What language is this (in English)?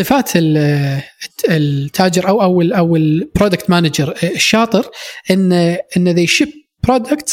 Arabic